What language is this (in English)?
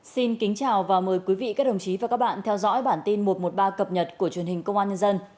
Vietnamese